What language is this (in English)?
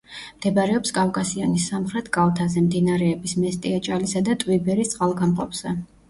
Georgian